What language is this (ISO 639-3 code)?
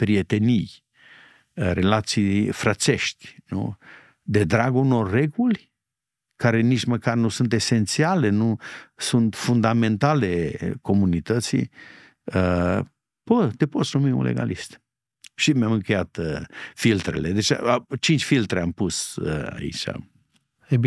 ron